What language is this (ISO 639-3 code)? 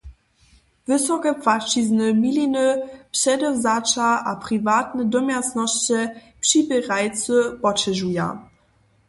hsb